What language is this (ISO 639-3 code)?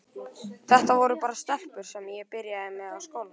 isl